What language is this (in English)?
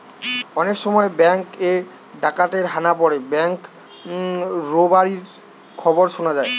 Bangla